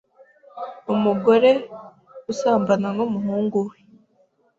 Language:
Kinyarwanda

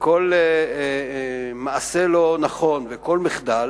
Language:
Hebrew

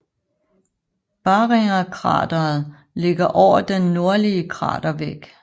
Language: Danish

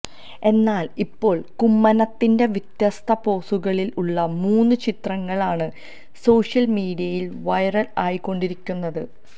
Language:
Malayalam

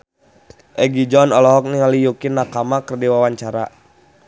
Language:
Sundanese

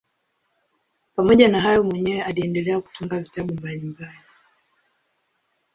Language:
Swahili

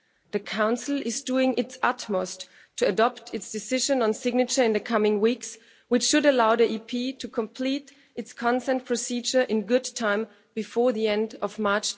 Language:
English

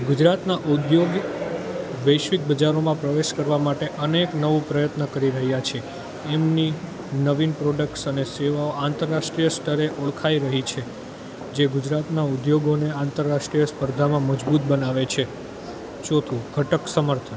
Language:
Gujarati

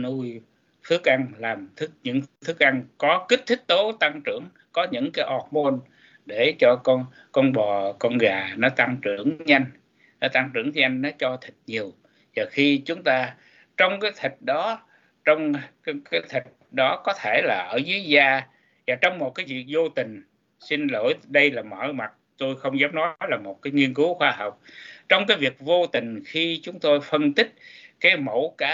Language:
Vietnamese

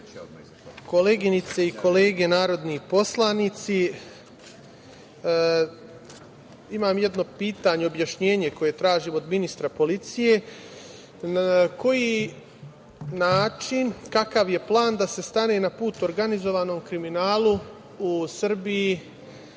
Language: Serbian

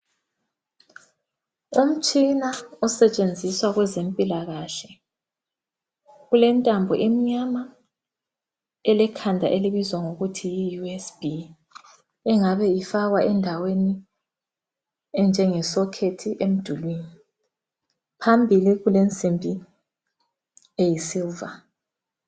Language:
North Ndebele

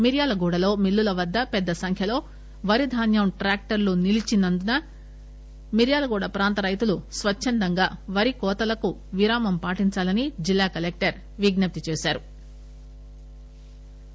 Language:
Telugu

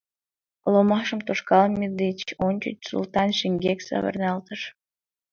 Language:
Mari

